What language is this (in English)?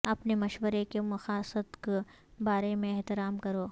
Urdu